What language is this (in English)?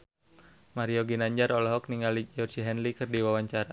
Sundanese